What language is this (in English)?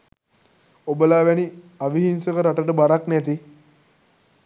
Sinhala